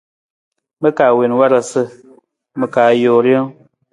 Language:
Nawdm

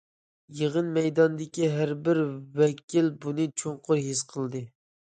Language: Uyghur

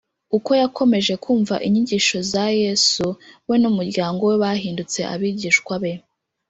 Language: Kinyarwanda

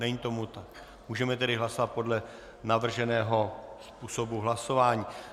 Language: Czech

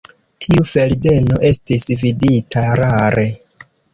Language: Esperanto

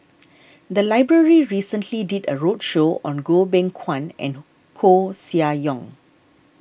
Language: English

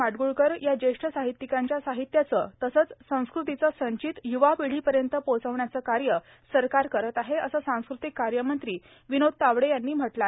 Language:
Marathi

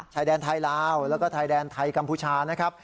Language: Thai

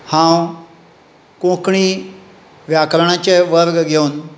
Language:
Konkani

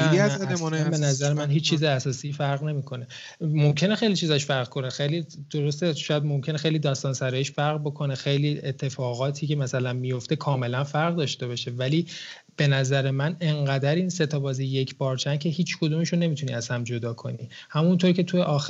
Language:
Persian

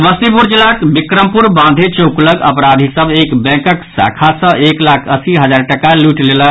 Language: Maithili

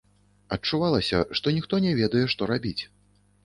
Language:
Belarusian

